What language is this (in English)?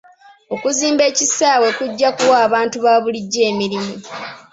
Ganda